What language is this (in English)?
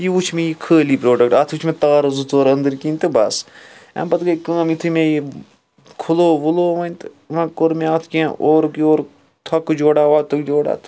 Kashmiri